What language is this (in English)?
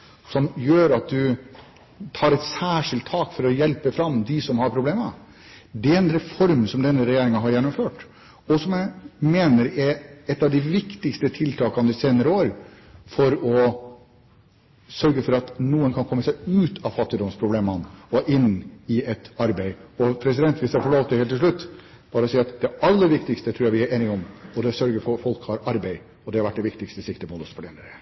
Norwegian Bokmål